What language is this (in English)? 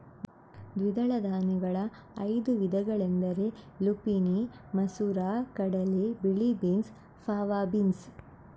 Kannada